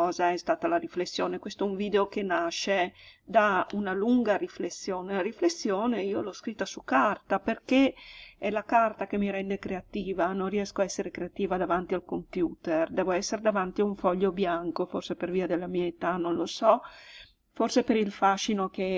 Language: Italian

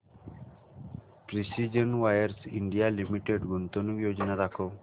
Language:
Marathi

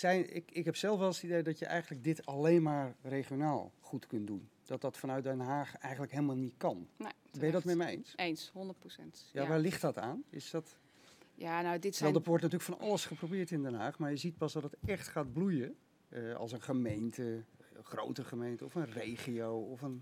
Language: Dutch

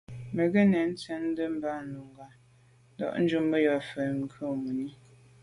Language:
Medumba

